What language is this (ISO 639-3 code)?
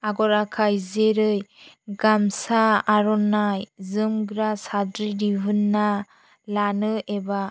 brx